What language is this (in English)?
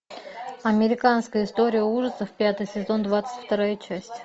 Russian